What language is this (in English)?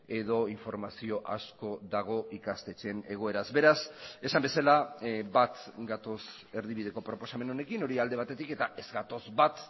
Basque